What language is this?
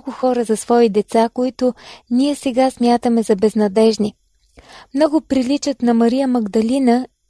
Bulgarian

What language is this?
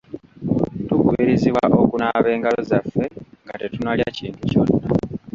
Ganda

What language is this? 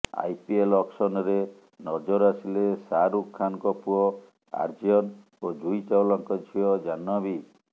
Odia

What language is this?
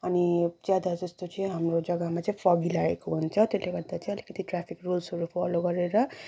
Nepali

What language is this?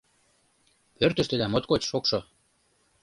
Mari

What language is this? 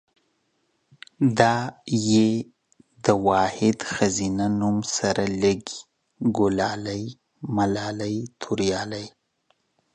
Pashto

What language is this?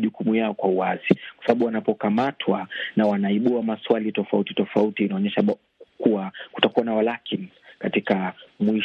Swahili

